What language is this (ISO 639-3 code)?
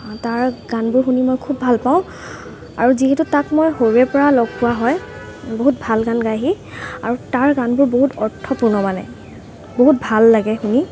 asm